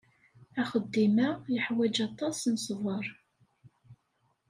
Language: Kabyle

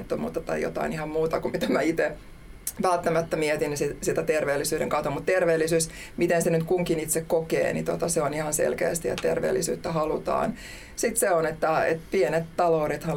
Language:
Finnish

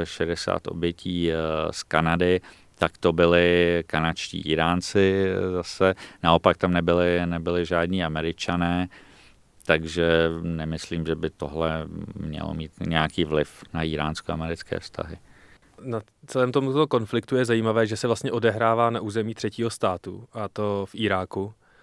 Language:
Czech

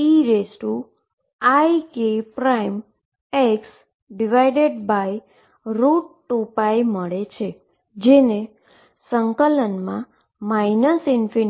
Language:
Gujarati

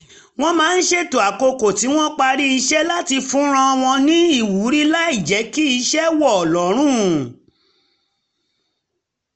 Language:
Yoruba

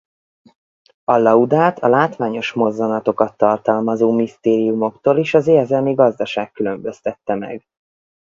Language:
Hungarian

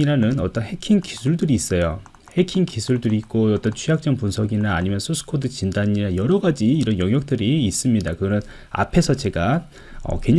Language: Korean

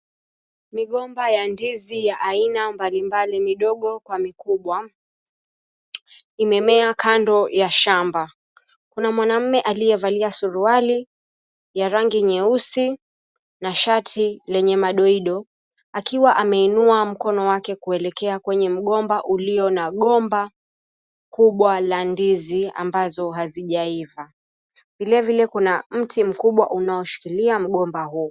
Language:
Swahili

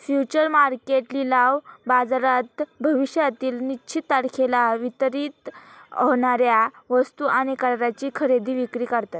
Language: Marathi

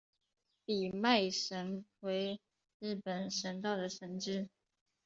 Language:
Chinese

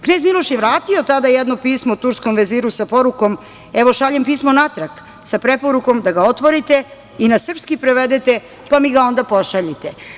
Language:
Serbian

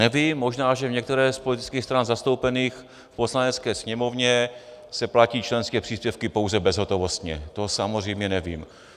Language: Czech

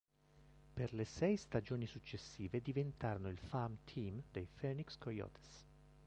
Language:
Italian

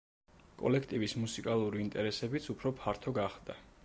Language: Georgian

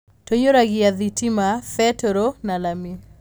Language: Kikuyu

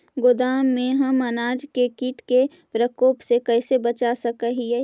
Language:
Magahi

